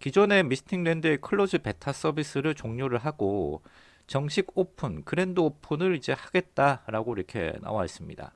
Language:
Korean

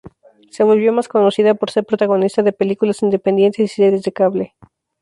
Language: Spanish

